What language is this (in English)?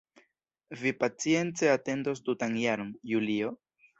Esperanto